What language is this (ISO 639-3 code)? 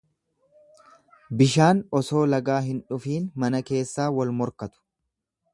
orm